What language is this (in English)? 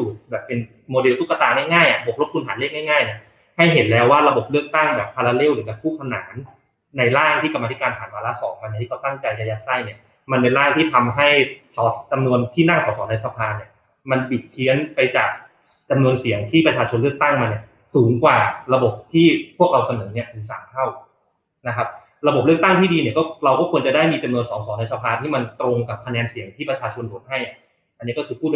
Thai